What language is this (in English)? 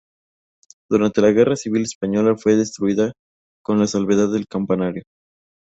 Spanish